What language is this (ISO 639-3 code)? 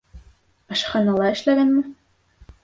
bak